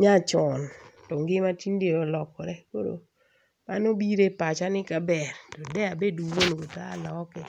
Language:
Luo (Kenya and Tanzania)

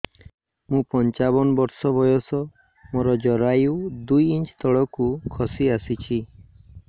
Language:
Odia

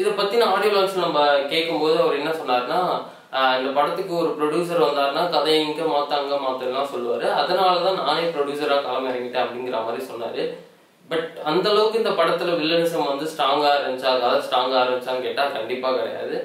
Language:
Tamil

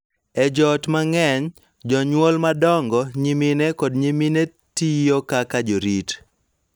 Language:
Luo (Kenya and Tanzania)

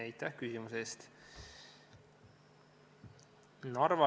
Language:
Estonian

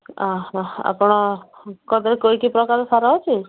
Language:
Odia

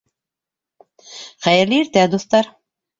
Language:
Bashkir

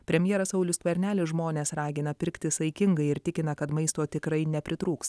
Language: Lithuanian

